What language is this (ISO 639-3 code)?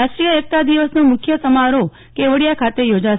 guj